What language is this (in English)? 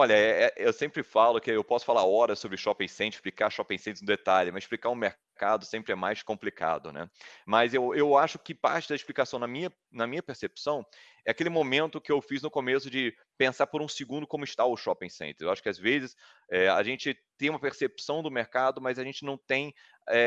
Portuguese